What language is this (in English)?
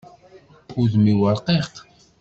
Kabyle